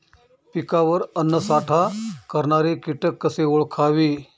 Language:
Marathi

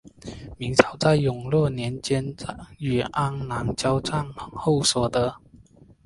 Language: Chinese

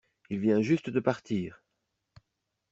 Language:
French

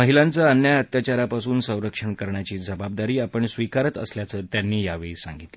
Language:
Marathi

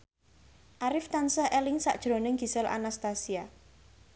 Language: Javanese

